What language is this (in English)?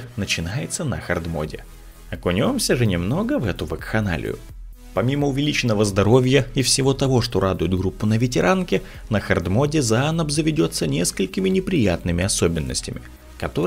Russian